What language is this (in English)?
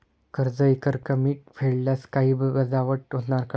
Marathi